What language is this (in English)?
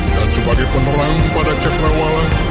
Indonesian